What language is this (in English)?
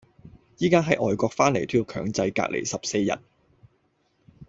Cantonese